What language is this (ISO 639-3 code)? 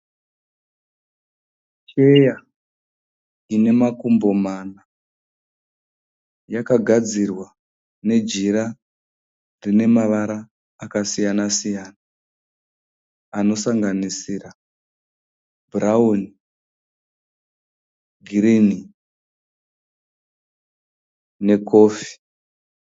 sna